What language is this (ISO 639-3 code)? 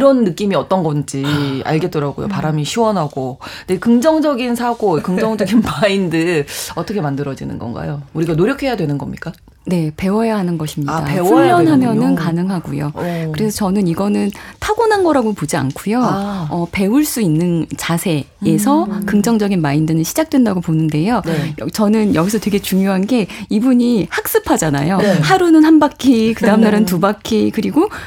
kor